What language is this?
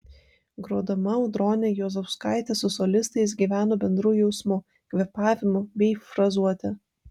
Lithuanian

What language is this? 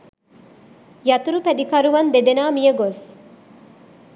Sinhala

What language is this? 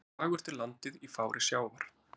Icelandic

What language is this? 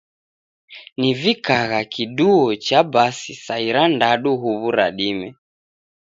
Taita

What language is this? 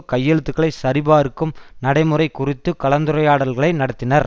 Tamil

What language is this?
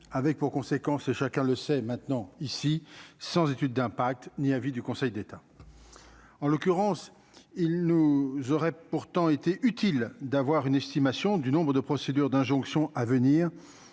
French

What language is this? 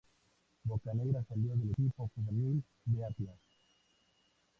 Spanish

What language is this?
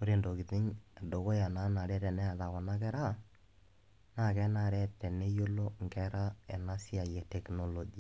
Masai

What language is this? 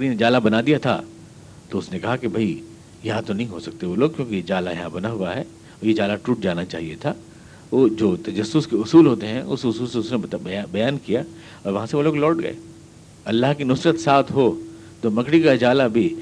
Urdu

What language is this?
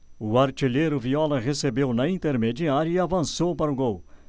Portuguese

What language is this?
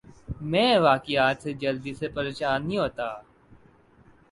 Urdu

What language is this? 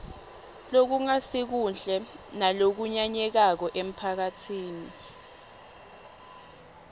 Swati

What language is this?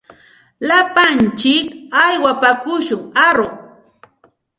Santa Ana de Tusi Pasco Quechua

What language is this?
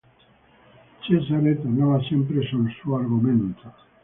Italian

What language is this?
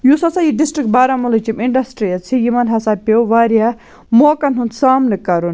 Kashmiri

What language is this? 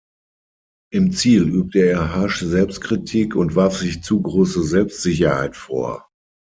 German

